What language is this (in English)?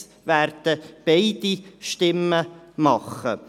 Swiss German